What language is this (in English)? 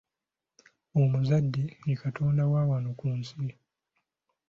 Ganda